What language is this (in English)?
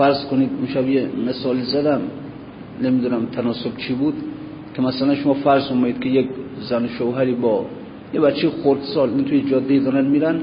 Persian